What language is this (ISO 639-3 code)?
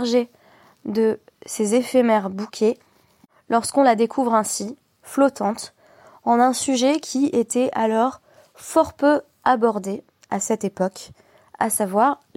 fra